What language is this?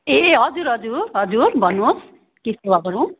Nepali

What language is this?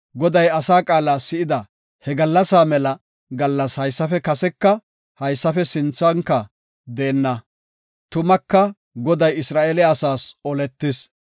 Gofa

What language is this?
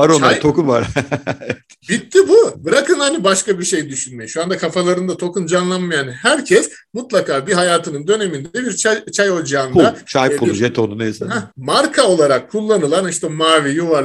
Turkish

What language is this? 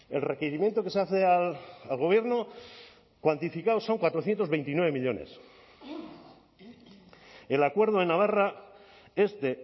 Spanish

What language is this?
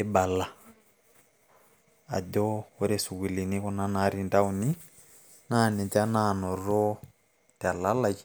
Masai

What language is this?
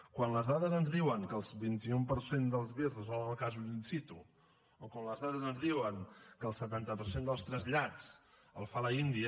Catalan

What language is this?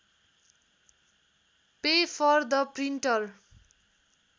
Nepali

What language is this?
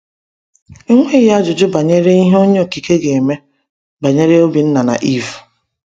Igbo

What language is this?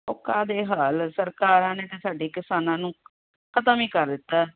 Punjabi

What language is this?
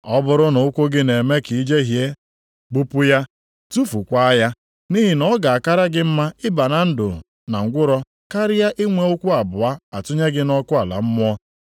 Igbo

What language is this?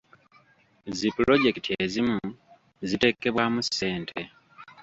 Ganda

